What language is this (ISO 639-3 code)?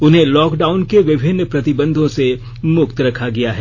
hin